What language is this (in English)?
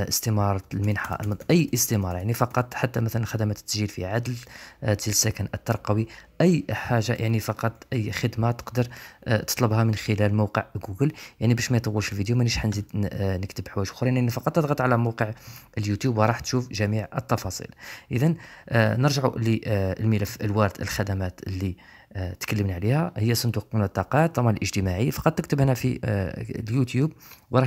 Arabic